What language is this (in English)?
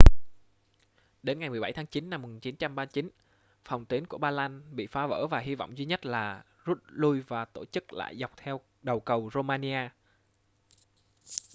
Vietnamese